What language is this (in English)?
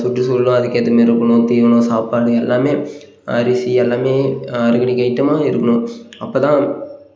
Tamil